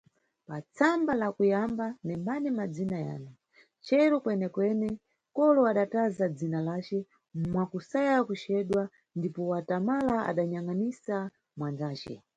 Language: Nyungwe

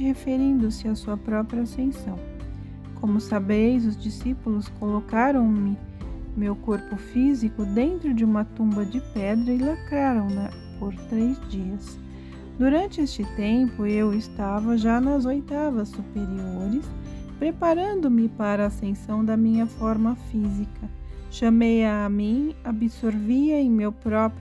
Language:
Portuguese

